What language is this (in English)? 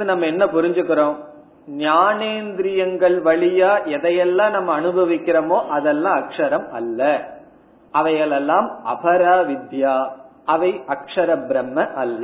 Tamil